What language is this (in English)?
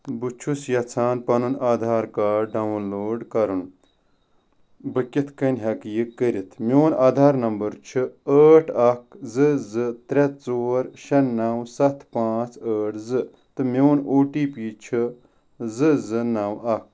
Kashmiri